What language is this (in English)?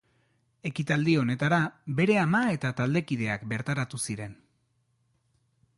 Basque